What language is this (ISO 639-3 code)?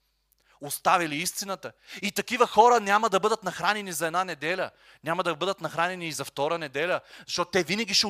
bul